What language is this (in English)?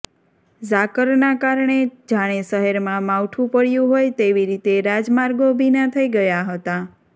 Gujarati